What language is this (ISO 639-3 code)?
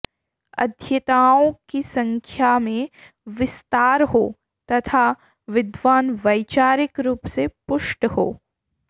san